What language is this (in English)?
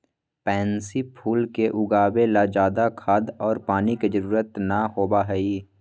Magahi